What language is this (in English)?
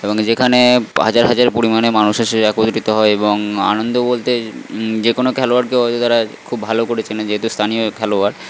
Bangla